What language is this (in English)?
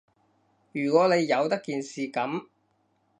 Cantonese